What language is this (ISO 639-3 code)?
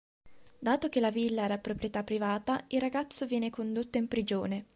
ita